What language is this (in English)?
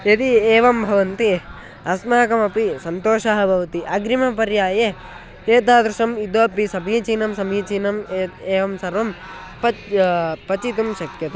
Sanskrit